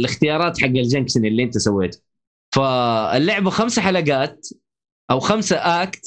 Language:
Arabic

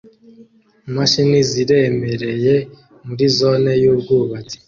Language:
Kinyarwanda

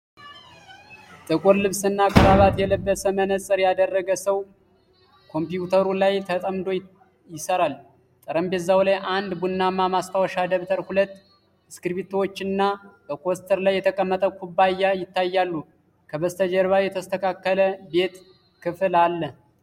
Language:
Amharic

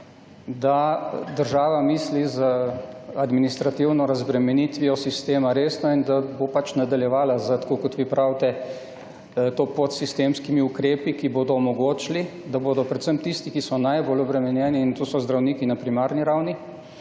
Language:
Slovenian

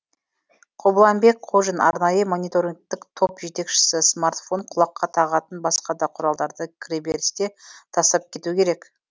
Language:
Kazakh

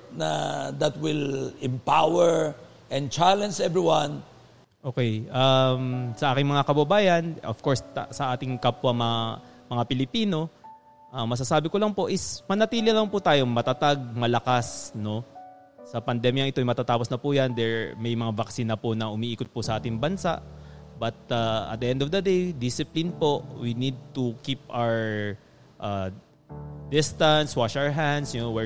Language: Filipino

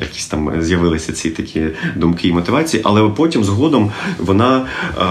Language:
Ukrainian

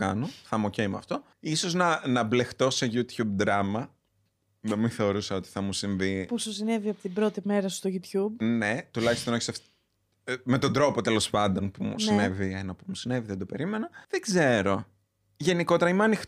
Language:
Greek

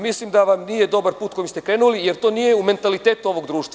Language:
Serbian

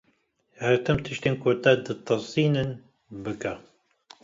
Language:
Kurdish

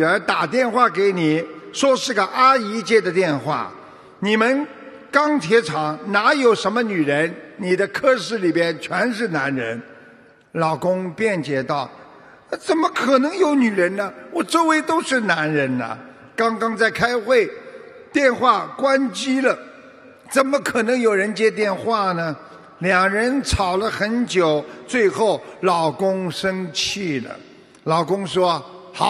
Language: Chinese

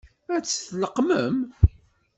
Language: Kabyle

